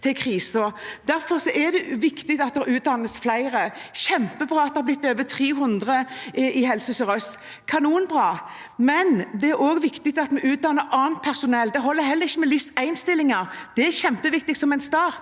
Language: Norwegian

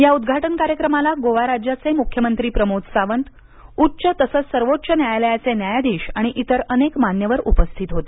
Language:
Marathi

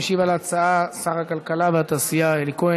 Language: Hebrew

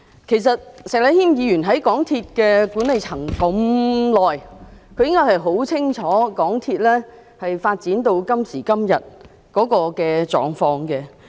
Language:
Cantonese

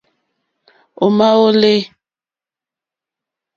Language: Mokpwe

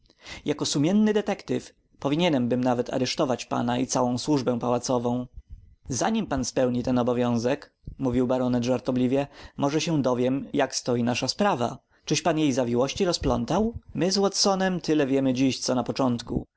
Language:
Polish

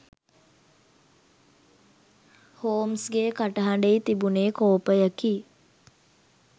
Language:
Sinhala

